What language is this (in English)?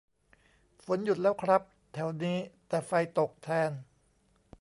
Thai